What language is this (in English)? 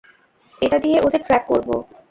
Bangla